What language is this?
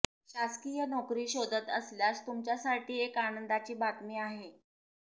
Marathi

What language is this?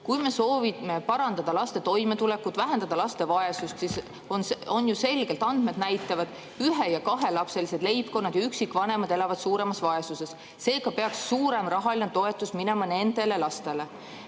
Estonian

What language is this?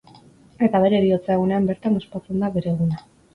Basque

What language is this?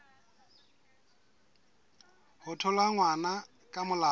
Southern Sotho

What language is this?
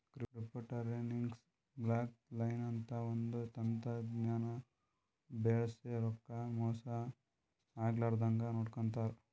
Kannada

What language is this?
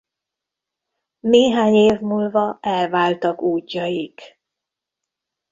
Hungarian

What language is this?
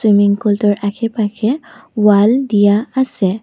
Assamese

